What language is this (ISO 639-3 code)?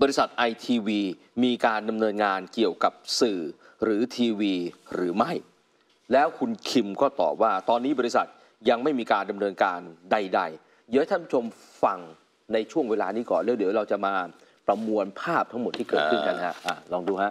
tha